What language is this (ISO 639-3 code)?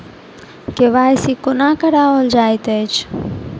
mai